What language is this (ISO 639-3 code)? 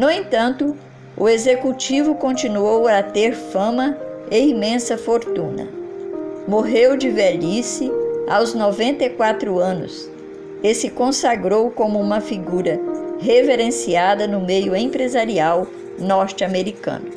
por